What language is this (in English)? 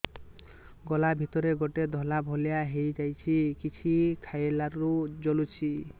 Odia